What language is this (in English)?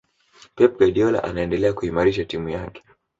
Swahili